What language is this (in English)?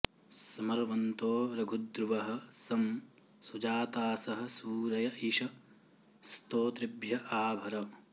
Sanskrit